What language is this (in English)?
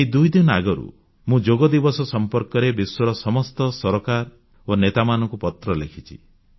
Odia